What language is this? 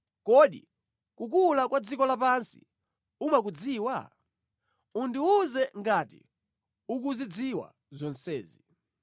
Nyanja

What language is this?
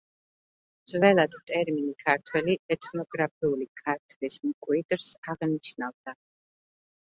Georgian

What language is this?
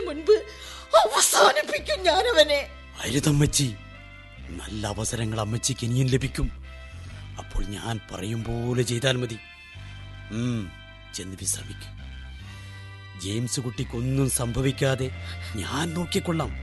Malayalam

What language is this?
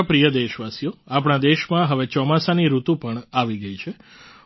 Gujarati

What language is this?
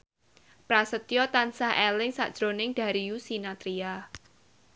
Javanese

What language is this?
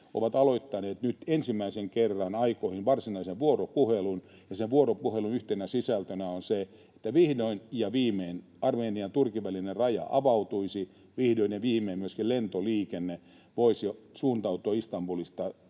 Finnish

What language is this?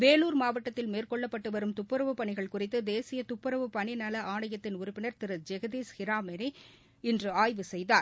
Tamil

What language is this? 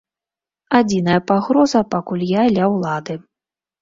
Belarusian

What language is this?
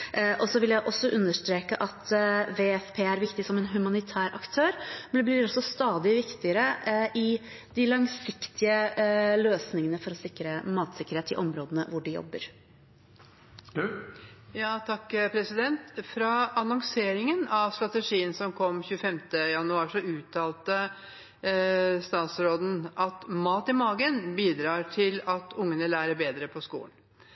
Norwegian Bokmål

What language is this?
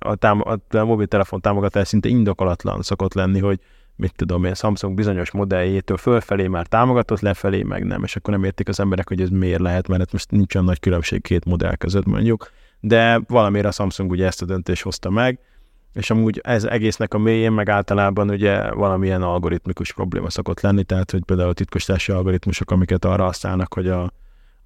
Hungarian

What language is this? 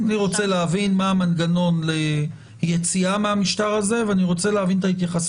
Hebrew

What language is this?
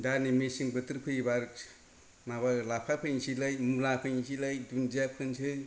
Bodo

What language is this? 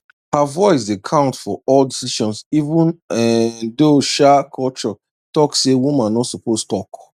Nigerian Pidgin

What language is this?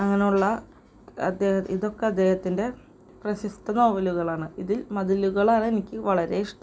Malayalam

